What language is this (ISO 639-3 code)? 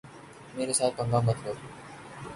urd